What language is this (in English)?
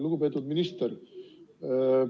Estonian